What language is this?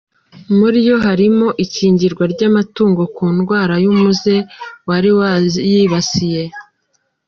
Kinyarwanda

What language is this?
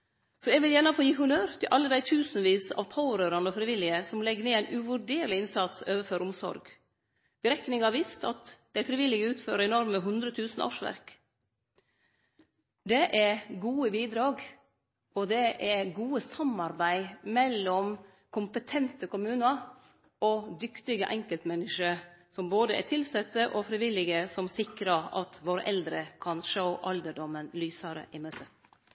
Norwegian Nynorsk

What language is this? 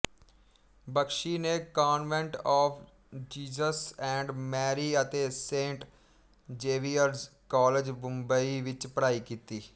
Punjabi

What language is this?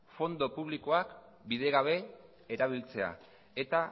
Basque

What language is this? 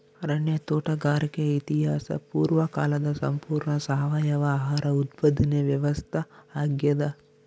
Kannada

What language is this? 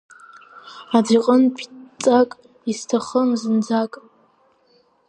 Abkhazian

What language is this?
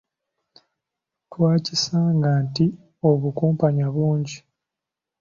Ganda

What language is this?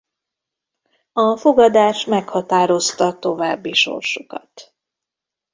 Hungarian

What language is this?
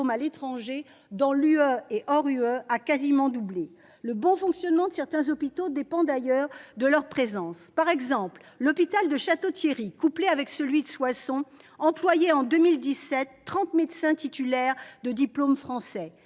French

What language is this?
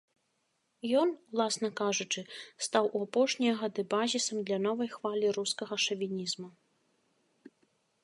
Belarusian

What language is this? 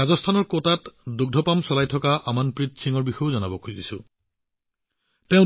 Assamese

